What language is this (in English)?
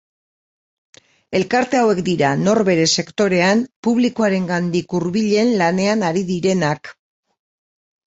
Basque